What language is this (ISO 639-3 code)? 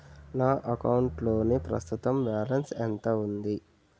tel